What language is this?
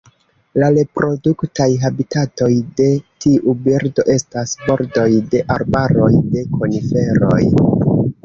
Esperanto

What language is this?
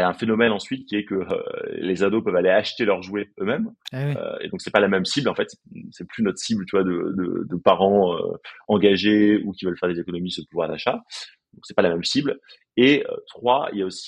French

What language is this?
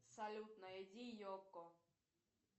Russian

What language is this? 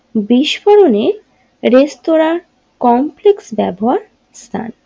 Bangla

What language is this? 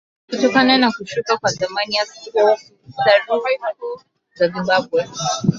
Swahili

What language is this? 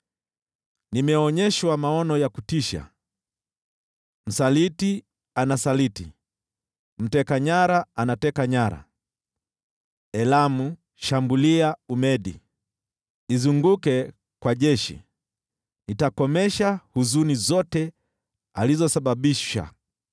Swahili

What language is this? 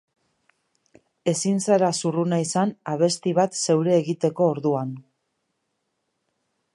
Basque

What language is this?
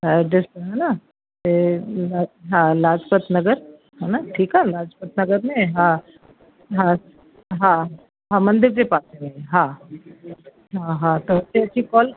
Sindhi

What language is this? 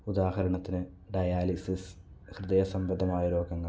Malayalam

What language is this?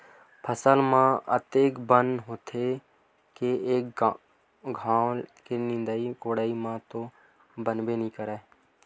Chhattisgarhi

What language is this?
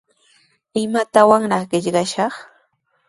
Sihuas Ancash Quechua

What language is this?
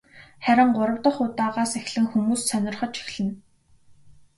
Mongolian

